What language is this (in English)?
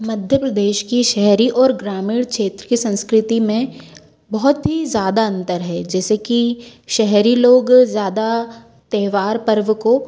Hindi